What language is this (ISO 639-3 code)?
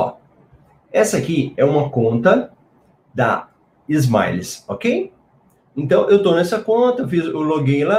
por